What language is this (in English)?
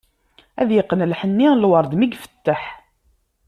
Kabyle